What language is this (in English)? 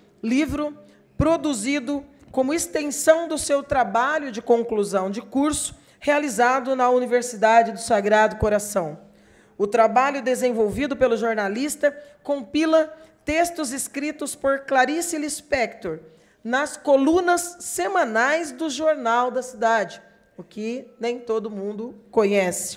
Portuguese